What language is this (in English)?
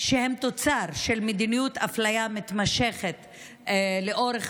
Hebrew